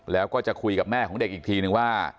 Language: Thai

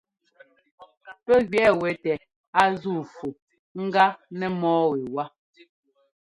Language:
Ngomba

